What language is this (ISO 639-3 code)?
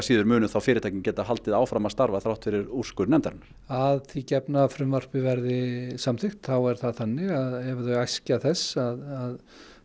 isl